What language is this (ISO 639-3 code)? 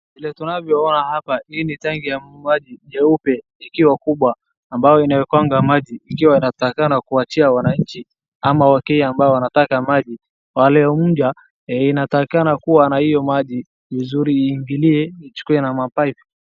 swa